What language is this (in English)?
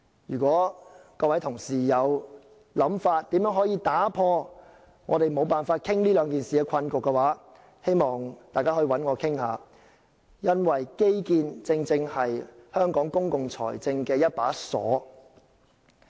Cantonese